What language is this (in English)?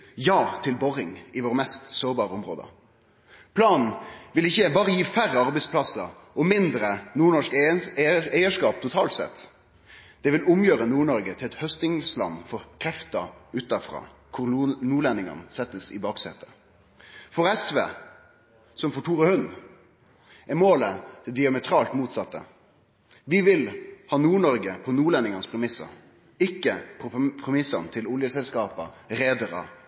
Norwegian Nynorsk